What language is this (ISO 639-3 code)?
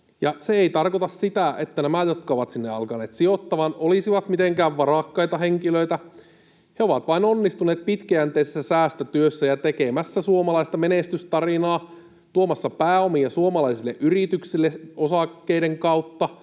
fin